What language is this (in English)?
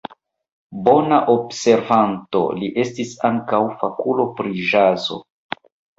Esperanto